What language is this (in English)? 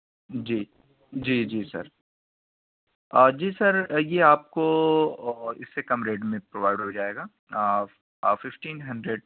Urdu